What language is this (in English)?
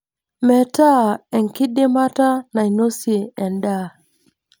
Masai